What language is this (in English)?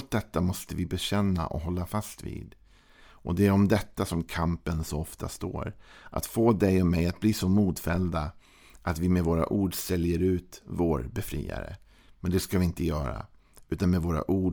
Swedish